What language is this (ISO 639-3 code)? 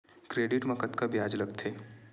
hne